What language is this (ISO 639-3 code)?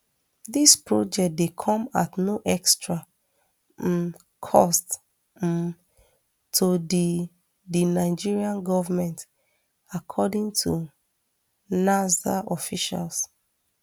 pcm